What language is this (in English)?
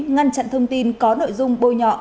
Vietnamese